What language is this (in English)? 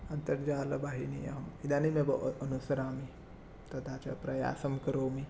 Sanskrit